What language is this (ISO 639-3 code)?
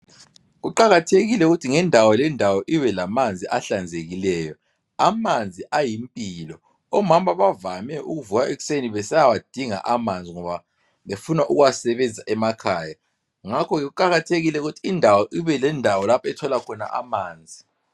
nde